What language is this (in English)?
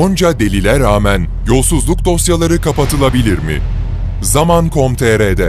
Turkish